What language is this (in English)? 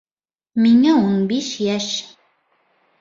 Bashkir